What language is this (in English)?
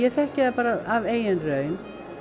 Icelandic